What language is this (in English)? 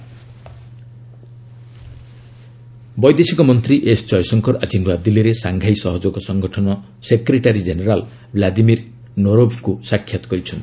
Odia